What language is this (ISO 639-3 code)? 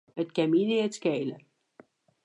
fry